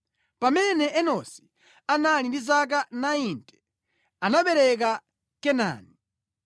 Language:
Nyanja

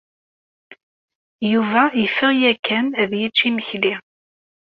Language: Kabyle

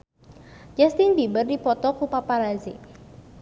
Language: Sundanese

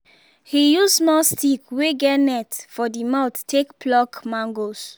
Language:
Nigerian Pidgin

